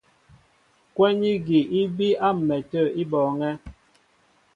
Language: Mbo (Cameroon)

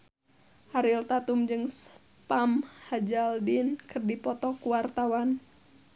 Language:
Sundanese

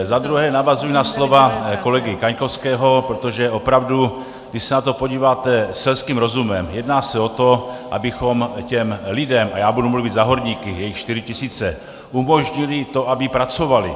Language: Czech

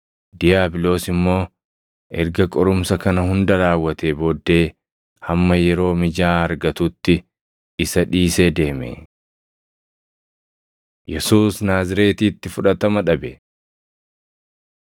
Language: Oromo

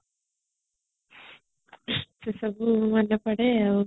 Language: Odia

